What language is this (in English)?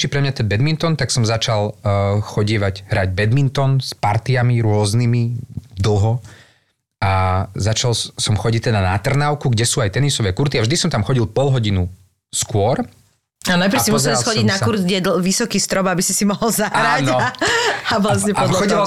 Slovak